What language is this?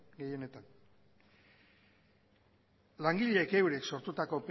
Basque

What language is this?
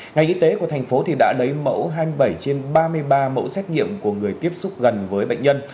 Vietnamese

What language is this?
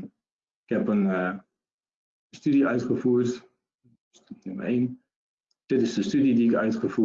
Dutch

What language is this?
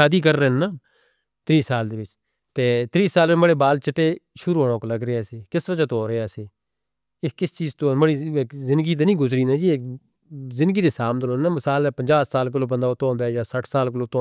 Northern Hindko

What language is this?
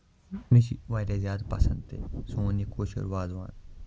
Kashmiri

